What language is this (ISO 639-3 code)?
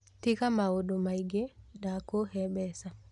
kik